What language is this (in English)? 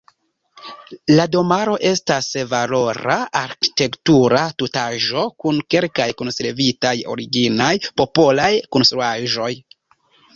Esperanto